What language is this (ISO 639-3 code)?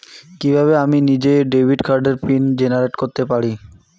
ben